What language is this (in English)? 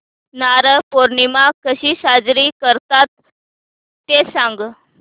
Marathi